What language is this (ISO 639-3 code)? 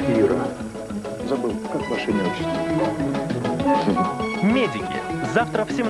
rus